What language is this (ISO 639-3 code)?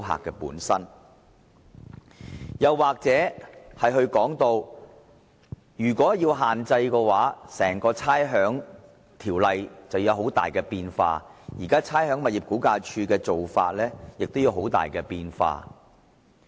yue